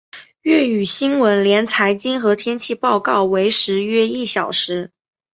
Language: Chinese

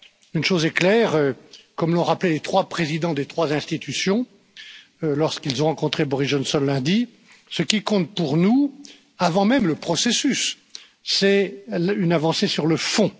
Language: French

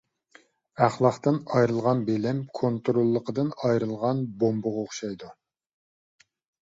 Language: Uyghur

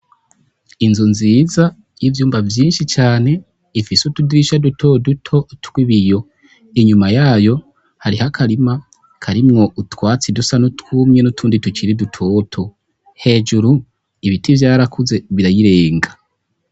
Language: Rundi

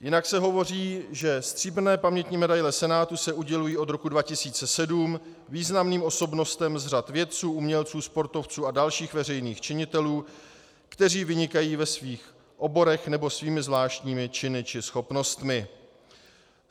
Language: Czech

